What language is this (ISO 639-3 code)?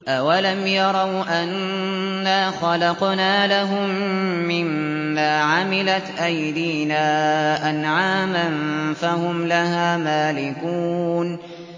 ara